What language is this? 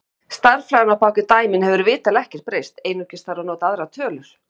Icelandic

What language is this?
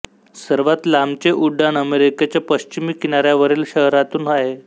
Marathi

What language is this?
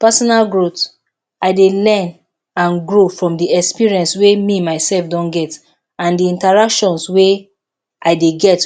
Nigerian Pidgin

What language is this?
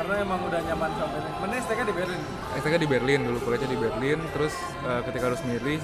Indonesian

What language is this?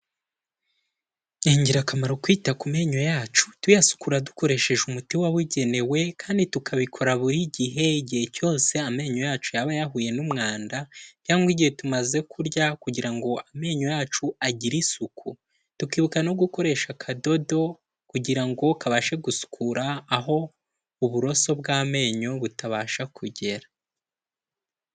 Kinyarwanda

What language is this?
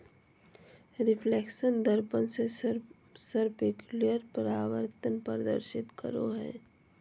Magahi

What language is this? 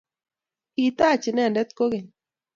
Kalenjin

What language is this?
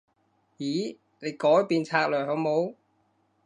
Cantonese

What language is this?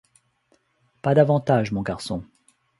French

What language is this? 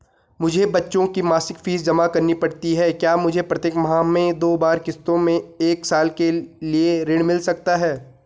Hindi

